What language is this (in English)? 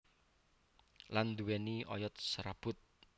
Javanese